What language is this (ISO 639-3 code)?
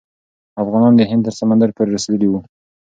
pus